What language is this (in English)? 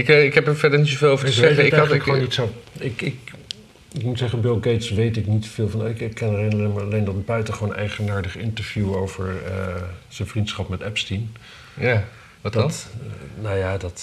Dutch